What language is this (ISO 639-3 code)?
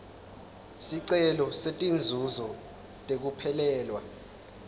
ssw